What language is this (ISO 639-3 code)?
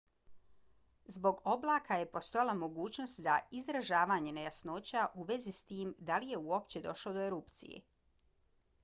bos